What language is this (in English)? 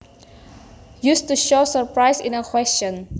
Javanese